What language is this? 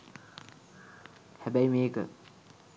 Sinhala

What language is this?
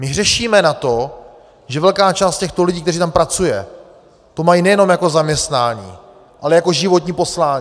Czech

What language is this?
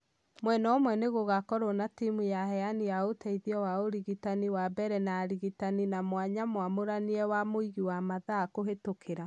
Kikuyu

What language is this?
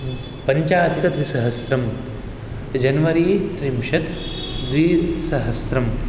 Sanskrit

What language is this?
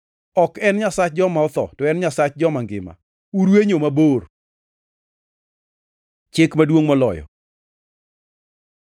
Luo (Kenya and Tanzania)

